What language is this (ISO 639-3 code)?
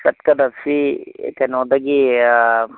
mni